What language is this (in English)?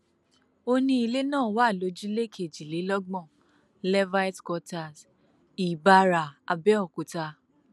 Yoruba